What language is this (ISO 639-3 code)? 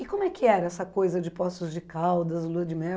por